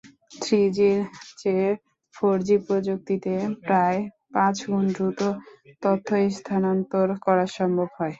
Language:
Bangla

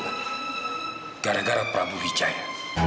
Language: Indonesian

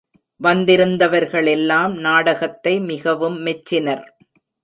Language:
Tamil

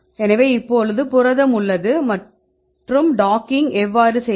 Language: Tamil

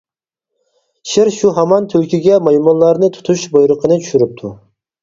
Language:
Uyghur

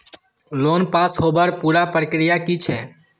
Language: Magahi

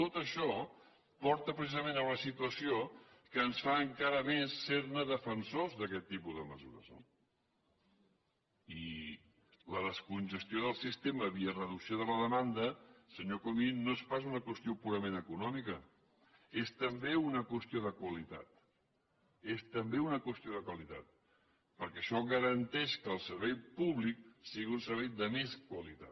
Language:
Catalan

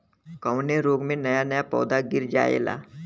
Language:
Bhojpuri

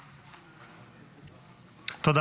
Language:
Hebrew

